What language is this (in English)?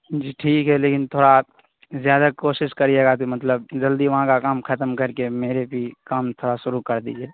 Urdu